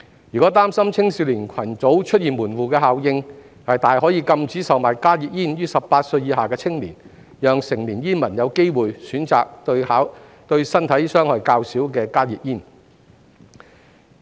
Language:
Cantonese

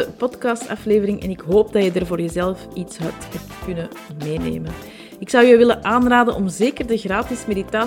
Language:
Dutch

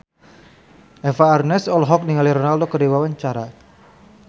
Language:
Sundanese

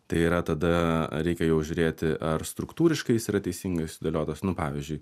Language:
Lithuanian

